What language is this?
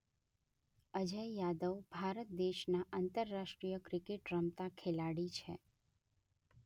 Gujarati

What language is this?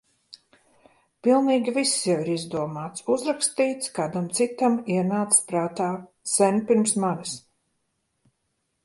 Latvian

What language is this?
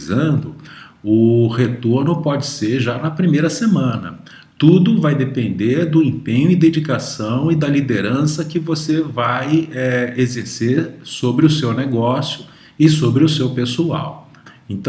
Portuguese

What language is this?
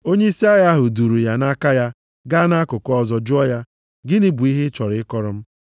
Igbo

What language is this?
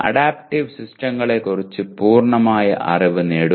Malayalam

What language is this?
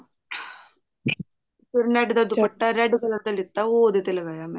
Punjabi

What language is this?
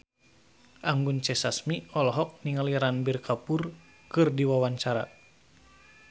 Sundanese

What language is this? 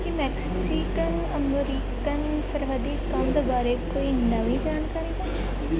Punjabi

